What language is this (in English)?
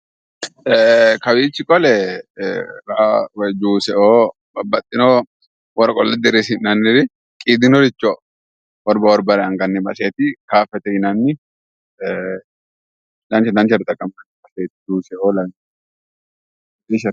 Sidamo